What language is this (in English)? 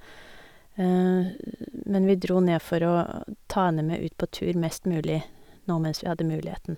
Norwegian